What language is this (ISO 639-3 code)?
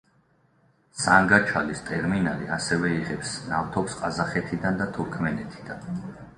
kat